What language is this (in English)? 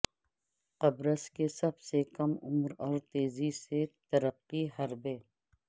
Urdu